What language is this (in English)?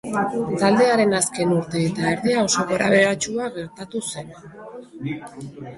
Basque